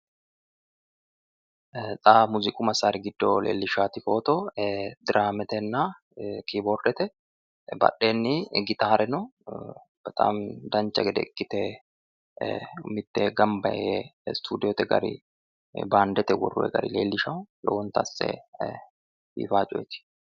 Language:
Sidamo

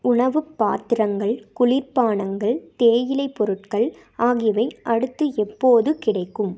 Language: Tamil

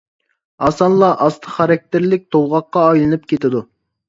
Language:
Uyghur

